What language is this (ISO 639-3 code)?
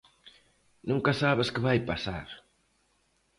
glg